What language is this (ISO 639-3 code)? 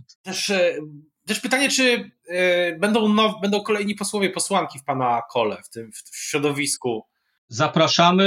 pol